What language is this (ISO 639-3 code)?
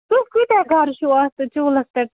kas